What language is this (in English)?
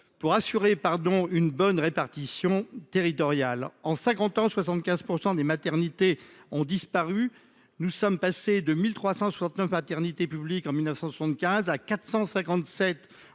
French